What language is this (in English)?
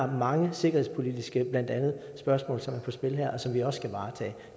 Danish